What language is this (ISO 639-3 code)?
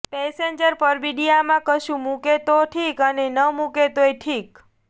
guj